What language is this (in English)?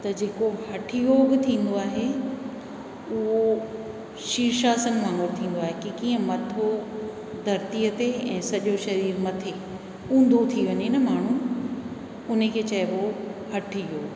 Sindhi